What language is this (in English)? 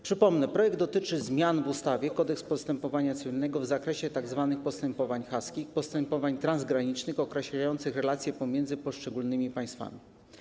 Polish